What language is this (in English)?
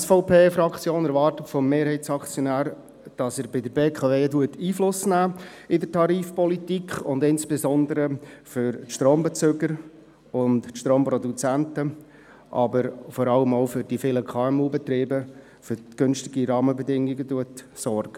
Swiss German